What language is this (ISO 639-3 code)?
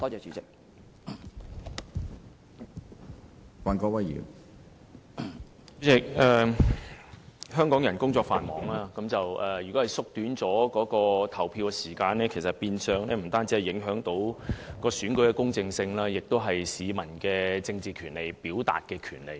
yue